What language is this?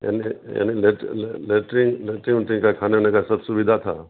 Urdu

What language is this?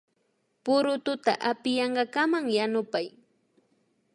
Imbabura Highland Quichua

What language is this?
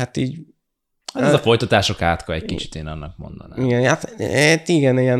Hungarian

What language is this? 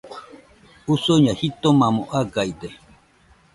Nüpode Huitoto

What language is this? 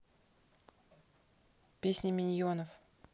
Russian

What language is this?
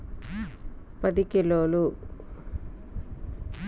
Telugu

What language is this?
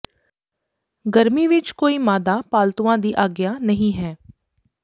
Punjabi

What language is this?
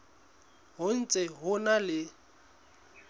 Southern Sotho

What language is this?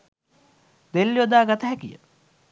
Sinhala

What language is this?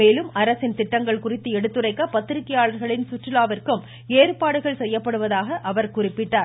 Tamil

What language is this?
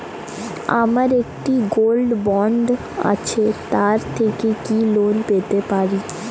Bangla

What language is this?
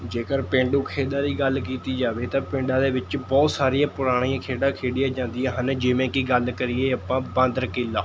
Punjabi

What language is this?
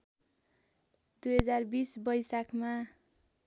Nepali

